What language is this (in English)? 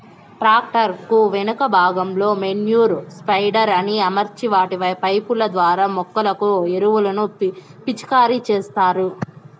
Telugu